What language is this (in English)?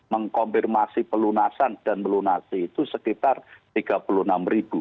Indonesian